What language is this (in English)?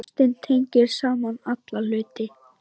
Icelandic